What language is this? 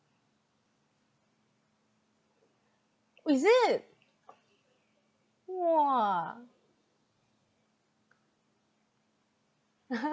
English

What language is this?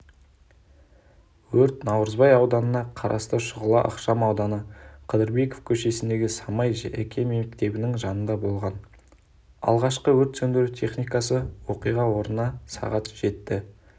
Kazakh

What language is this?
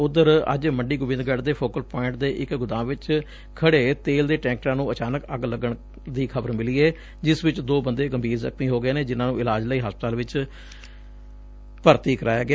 Punjabi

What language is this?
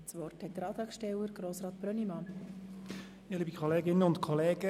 Swiss German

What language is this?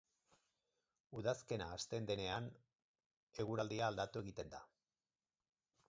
Basque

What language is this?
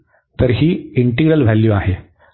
Marathi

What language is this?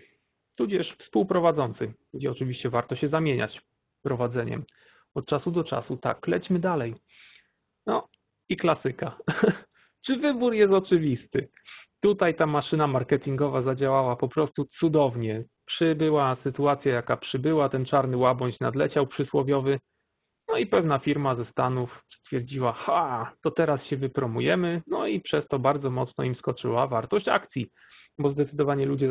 Polish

